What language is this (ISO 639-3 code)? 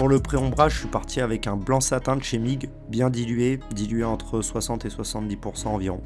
fra